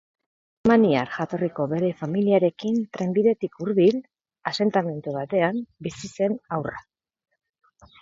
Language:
Basque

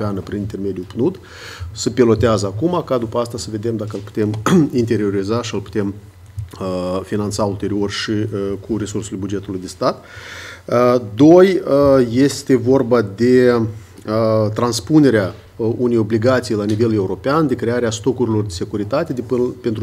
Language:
Romanian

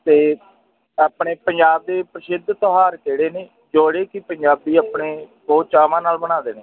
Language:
Punjabi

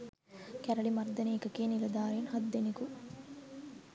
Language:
Sinhala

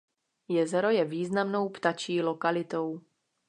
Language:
Czech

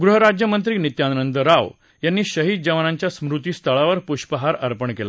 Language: Marathi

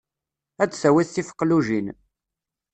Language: Kabyle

